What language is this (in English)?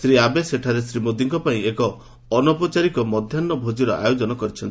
Odia